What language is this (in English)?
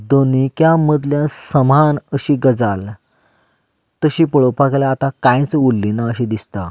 Konkani